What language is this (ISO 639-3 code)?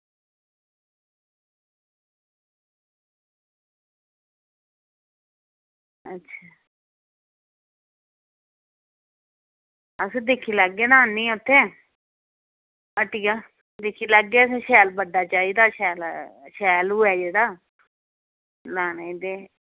doi